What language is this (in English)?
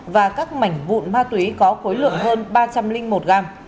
Vietnamese